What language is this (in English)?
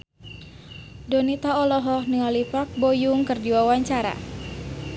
Sundanese